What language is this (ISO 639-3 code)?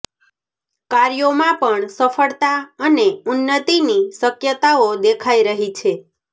guj